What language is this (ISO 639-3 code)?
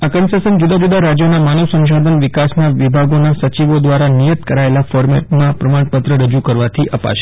guj